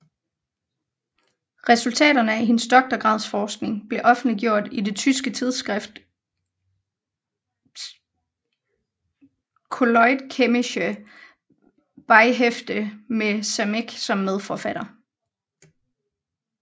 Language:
Danish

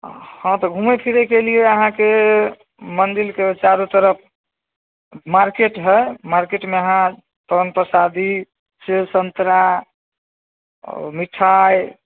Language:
Maithili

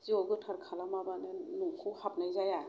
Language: Bodo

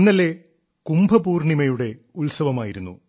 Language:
Malayalam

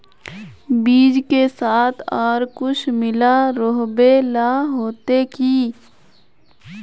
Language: Magahi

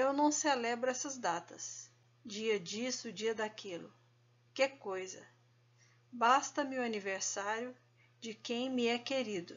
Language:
Portuguese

